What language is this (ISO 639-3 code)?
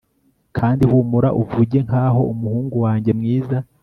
kin